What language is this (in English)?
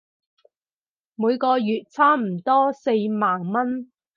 Cantonese